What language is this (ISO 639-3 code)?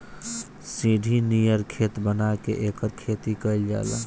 bho